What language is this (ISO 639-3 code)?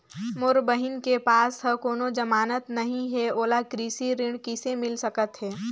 hne